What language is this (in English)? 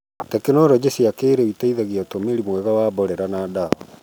Kikuyu